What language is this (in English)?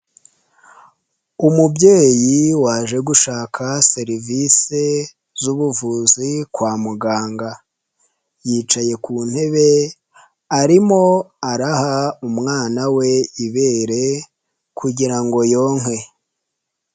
Kinyarwanda